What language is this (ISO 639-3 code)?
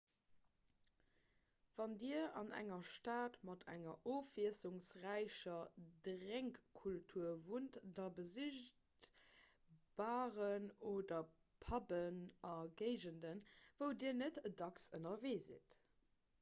ltz